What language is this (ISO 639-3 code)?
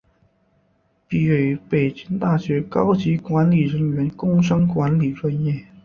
zho